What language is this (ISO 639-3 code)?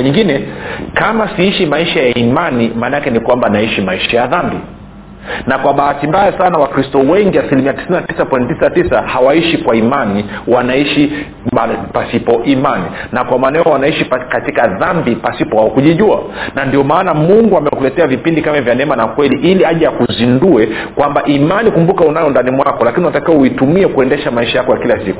swa